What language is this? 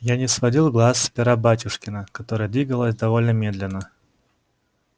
Russian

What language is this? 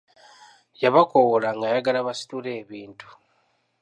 Ganda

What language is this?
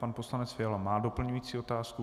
Czech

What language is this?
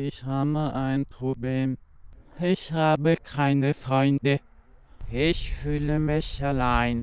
German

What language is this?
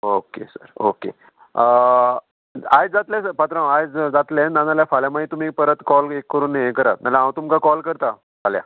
Konkani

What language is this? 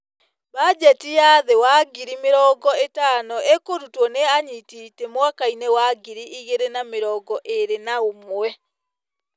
Kikuyu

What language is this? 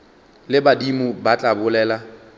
Northern Sotho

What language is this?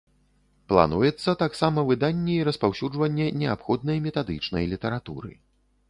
Belarusian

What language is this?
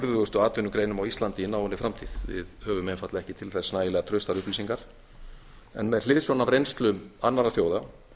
Icelandic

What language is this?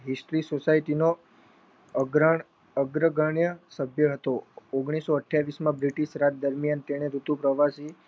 Gujarati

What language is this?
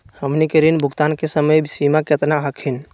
Magahi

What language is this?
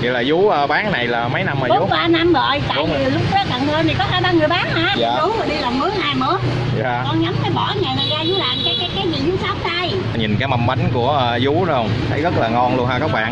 Vietnamese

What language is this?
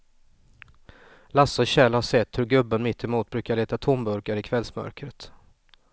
Swedish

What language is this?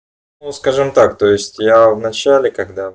Russian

